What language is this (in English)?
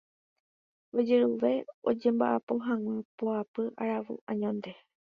Guarani